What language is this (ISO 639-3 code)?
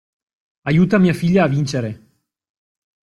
ita